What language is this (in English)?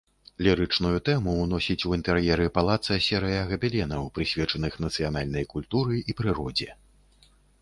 Belarusian